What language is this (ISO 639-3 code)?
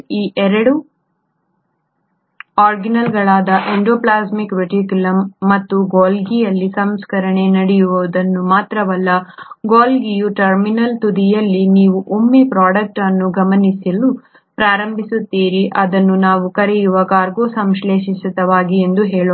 kan